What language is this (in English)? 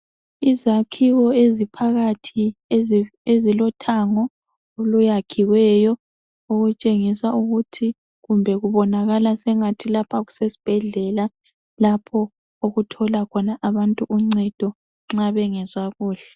North Ndebele